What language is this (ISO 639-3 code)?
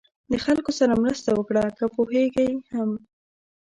pus